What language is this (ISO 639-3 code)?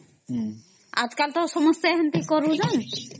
ori